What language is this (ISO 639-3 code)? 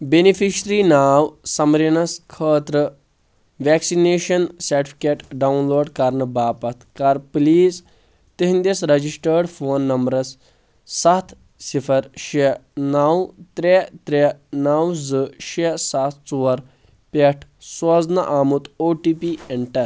kas